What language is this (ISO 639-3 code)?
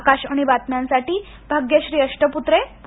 mar